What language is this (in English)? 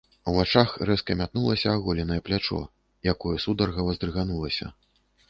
Belarusian